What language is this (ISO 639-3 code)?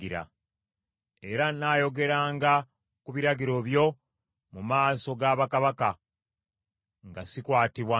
lug